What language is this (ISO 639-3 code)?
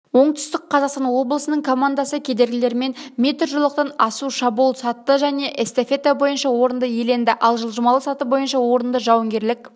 kaz